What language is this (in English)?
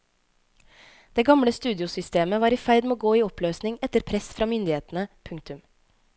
Norwegian